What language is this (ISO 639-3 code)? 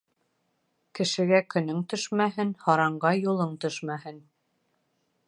bak